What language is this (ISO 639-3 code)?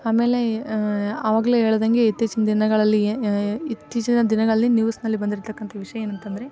kan